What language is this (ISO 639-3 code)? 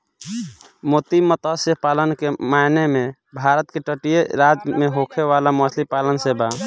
bho